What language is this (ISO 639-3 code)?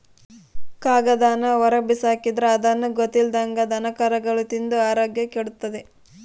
kan